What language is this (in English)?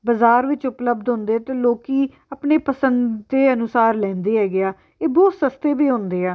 Punjabi